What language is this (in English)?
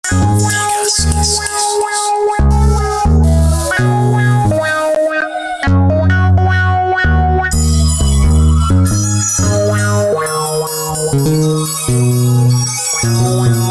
English